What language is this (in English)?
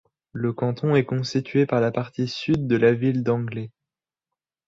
French